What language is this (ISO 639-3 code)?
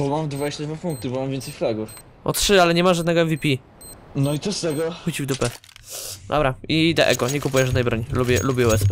pol